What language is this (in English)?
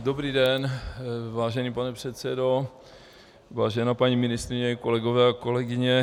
Czech